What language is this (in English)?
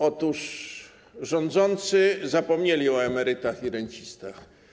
Polish